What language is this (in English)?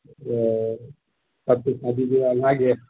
Maithili